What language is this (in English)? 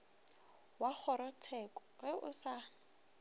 Northern Sotho